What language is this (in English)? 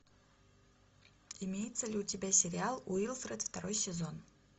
Russian